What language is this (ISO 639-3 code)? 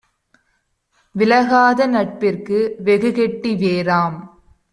tam